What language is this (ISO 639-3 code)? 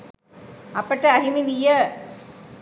sin